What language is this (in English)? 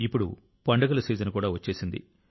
Telugu